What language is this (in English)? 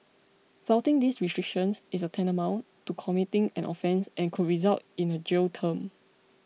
English